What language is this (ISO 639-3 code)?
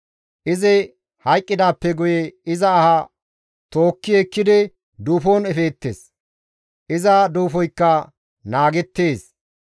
gmv